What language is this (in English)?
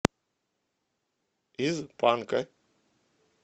Russian